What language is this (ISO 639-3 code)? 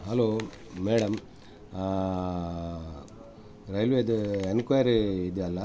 kan